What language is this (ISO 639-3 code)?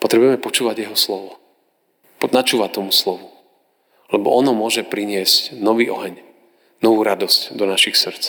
slk